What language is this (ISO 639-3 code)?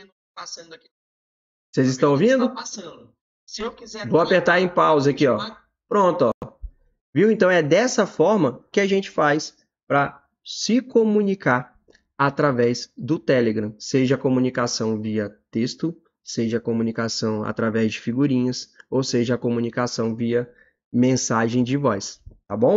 por